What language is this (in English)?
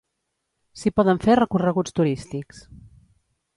Catalan